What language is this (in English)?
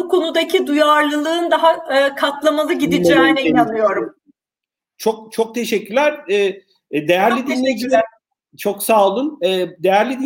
Turkish